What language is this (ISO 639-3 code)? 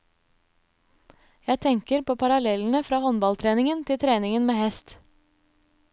nor